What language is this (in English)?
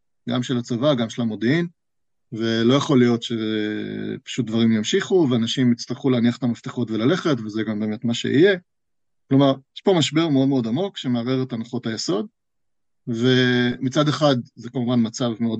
Hebrew